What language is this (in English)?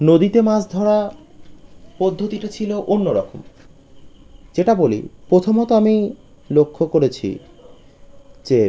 Bangla